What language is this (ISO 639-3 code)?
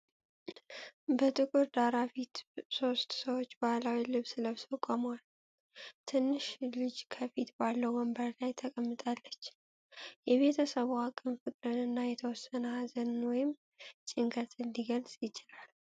amh